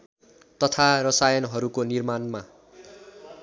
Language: Nepali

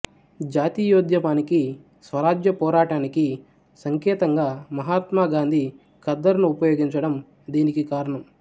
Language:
Telugu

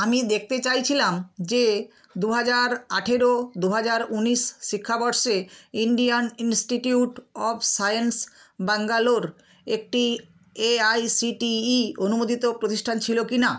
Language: Bangla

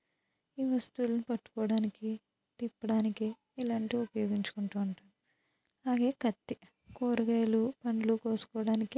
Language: Telugu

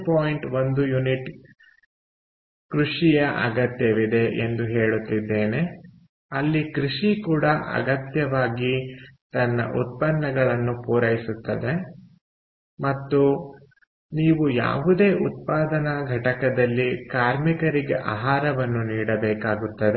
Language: Kannada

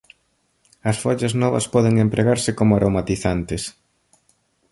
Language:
Galician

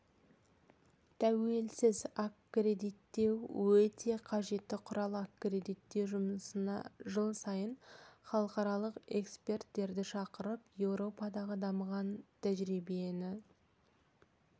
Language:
Kazakh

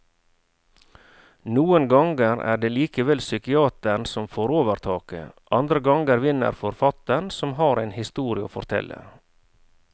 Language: Norwegian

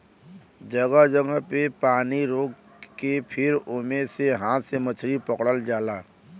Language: Bhojpuri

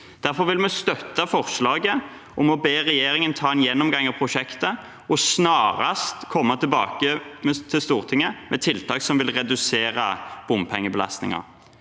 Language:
Norwegian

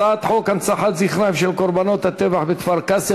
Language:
Hebrew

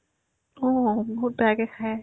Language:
Assamese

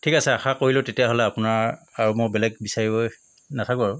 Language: Assamese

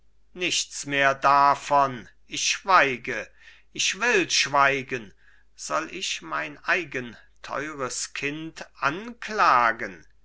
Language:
German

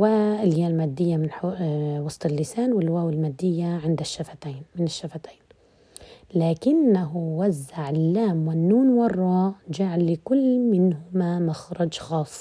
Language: Arabic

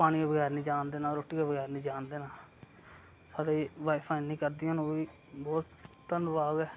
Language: Dogri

